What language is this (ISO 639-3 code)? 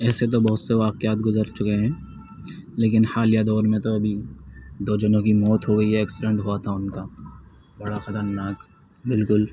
urd